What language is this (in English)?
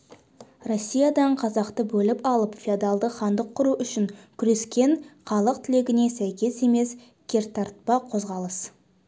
Kazakh